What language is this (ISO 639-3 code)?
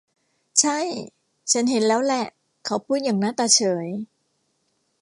tha